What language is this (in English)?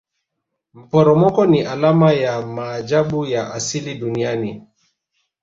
Swahili